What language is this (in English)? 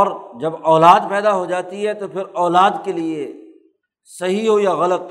Urdu